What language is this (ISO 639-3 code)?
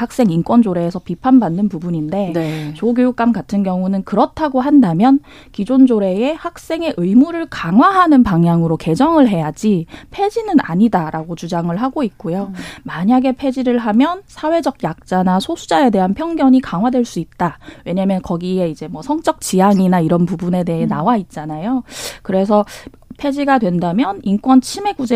kor